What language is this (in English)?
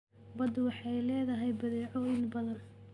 Somali